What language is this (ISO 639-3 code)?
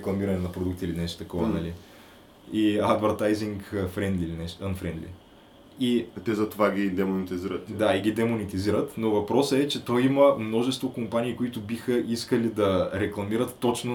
bul